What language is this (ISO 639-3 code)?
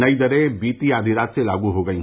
hin